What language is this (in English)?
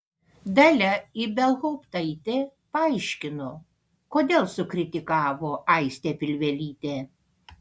Lithuanian